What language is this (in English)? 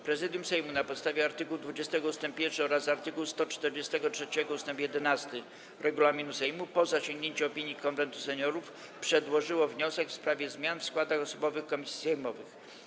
Polish